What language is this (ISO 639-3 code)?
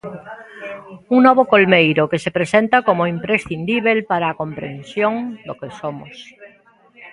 glg